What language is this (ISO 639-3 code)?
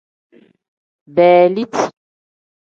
kdh